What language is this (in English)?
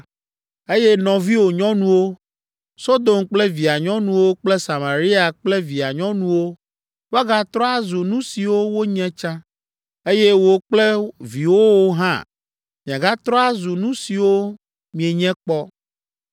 Ewe